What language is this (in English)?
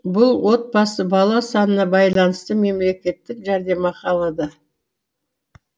Kazakh